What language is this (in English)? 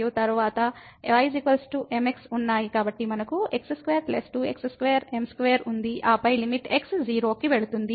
Telugu